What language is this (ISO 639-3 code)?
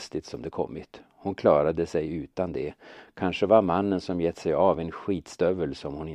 swe